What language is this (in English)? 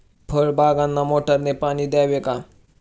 Marathi